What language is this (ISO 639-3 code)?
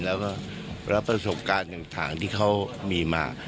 tha